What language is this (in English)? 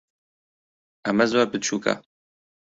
Central Kurdish